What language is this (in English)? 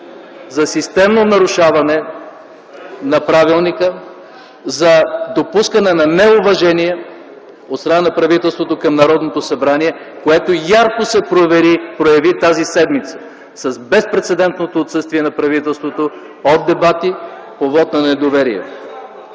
Bulgarian